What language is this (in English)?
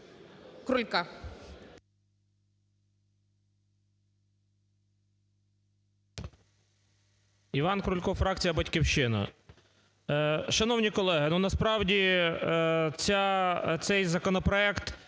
Ukrainian